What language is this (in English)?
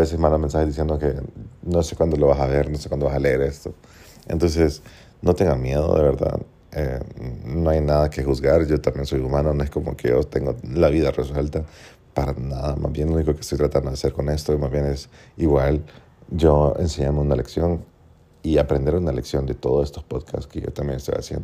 Spanish